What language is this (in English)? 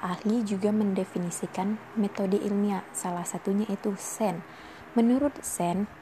Indonesian